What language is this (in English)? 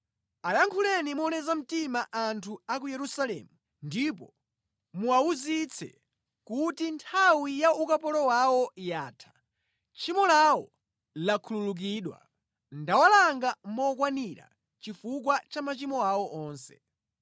Nyanja